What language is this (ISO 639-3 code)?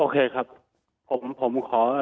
tha